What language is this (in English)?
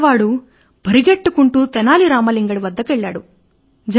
Telugu